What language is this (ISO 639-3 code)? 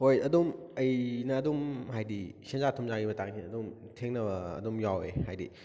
mni